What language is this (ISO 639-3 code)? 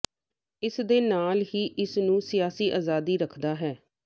pan